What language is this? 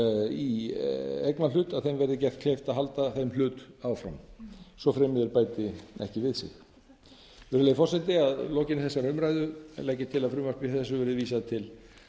Icelandic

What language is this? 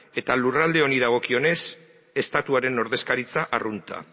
Basque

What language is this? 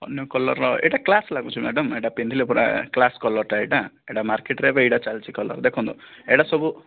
Odia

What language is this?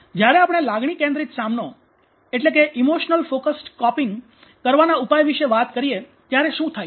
Gujarati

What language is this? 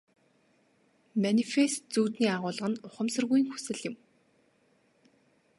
Mongolian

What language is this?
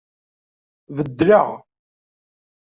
Kabyle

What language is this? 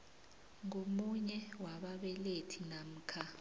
South Ndebele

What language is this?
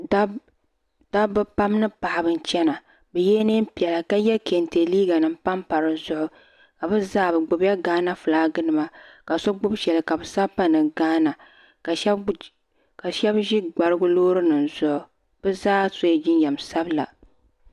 Dagbani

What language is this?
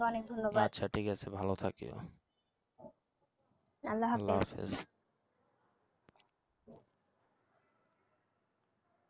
Bangla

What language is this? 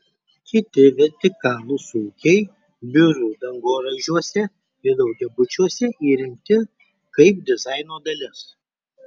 Lithuanian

